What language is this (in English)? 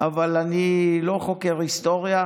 Hebrew